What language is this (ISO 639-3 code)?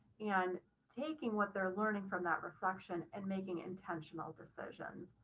eng